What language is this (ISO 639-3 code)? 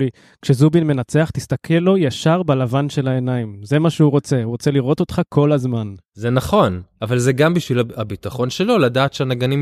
heb